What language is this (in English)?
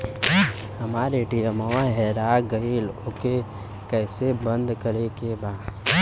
Bhojpuri